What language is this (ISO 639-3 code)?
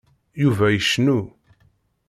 kab